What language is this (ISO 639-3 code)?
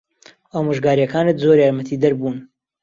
ckb